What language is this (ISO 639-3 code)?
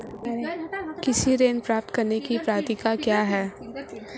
hin